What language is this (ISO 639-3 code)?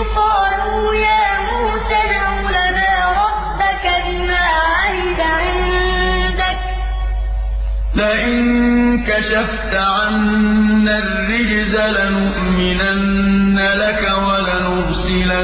ara